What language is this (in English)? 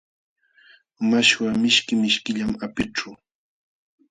Jauja Wanca Quechua